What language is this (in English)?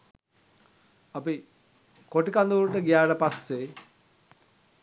Sinhala